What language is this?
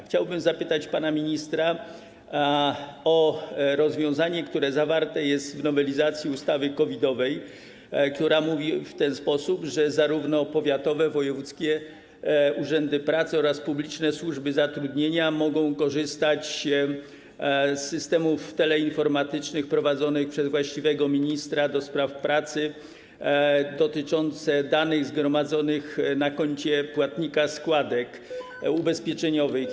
Polish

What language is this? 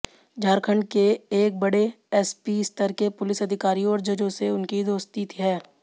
Hindi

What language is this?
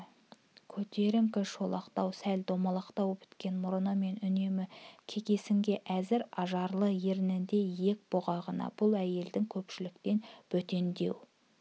Kazakh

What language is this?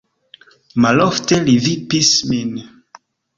Esperanto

